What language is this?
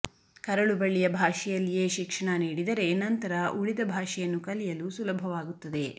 Kannada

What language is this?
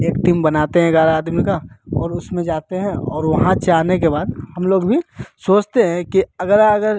Hindi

